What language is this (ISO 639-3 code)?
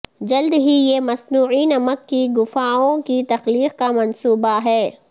urd